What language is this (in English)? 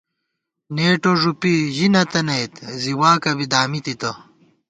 Gawar-Bati